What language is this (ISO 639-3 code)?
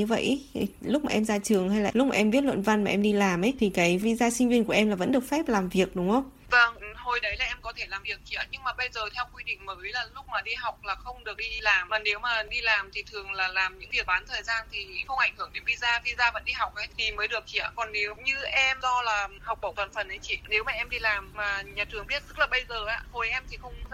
vie